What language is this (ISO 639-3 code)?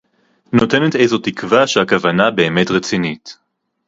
heb